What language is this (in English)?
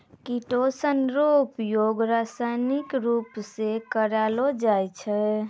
Maithili